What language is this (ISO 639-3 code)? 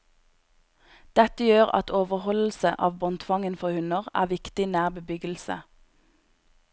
nor